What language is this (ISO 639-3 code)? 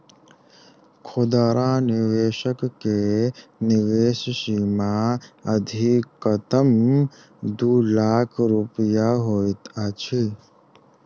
mai